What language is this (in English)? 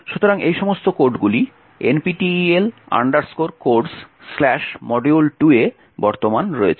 Bangla